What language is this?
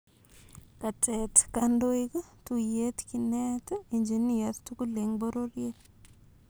Kalenjin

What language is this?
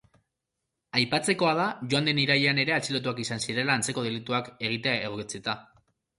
Basque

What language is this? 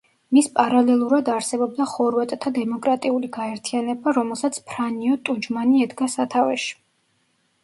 Georgian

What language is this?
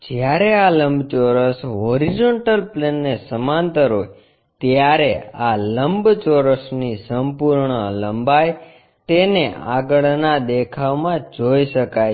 Gujarati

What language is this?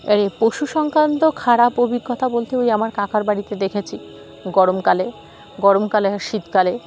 Bangla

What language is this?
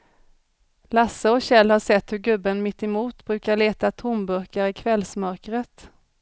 Swedish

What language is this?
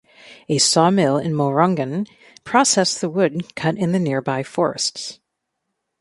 English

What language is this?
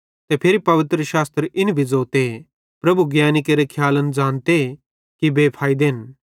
Bhadrawahi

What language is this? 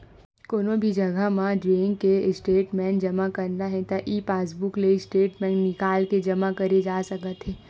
Chhattisgarhi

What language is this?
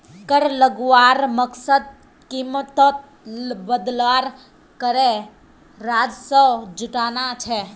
Magahi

